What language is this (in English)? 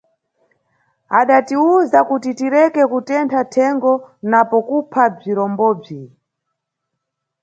Nyungwe